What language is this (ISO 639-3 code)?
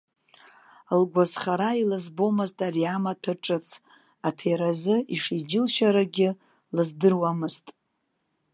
abk